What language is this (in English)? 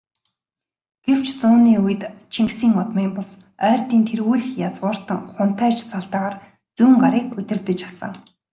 Mongolian